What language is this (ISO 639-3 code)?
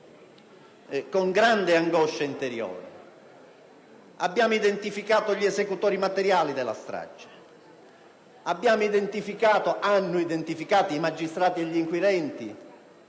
ita